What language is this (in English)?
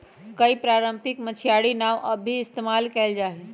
Magahi